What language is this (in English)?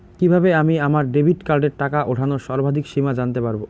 Bangla